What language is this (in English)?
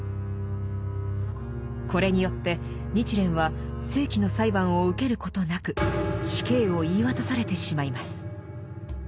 Japanese